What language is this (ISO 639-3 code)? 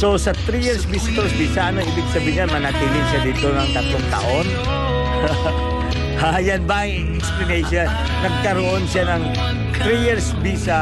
fil